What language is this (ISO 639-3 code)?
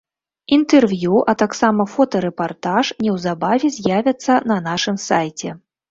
bel